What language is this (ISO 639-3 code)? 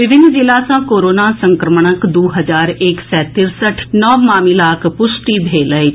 mai